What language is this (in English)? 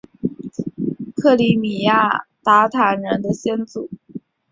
Chinese